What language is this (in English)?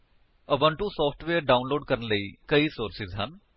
Punjabi